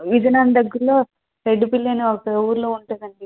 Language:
Telugu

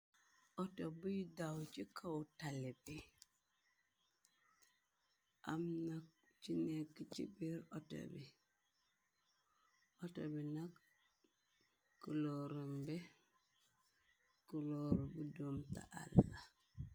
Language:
Wolof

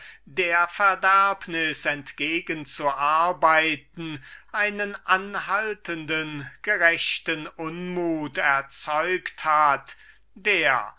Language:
German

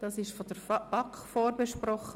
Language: Swiss German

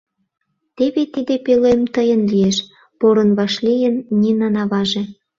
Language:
Mari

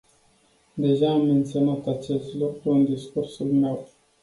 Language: Romanian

